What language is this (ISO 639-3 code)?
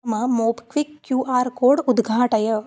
san